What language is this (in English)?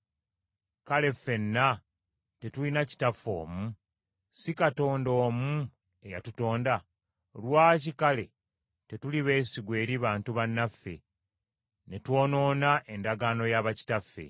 Ganda